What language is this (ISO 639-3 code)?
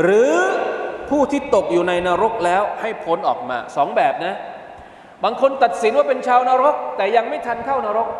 tha